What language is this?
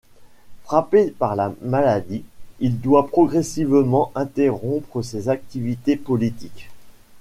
French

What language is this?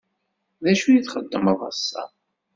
Kabyle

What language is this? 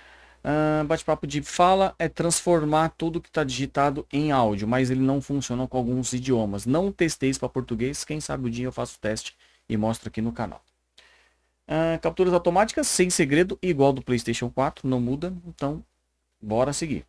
Portuguese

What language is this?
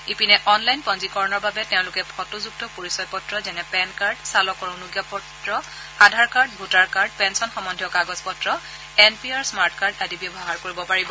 Assamese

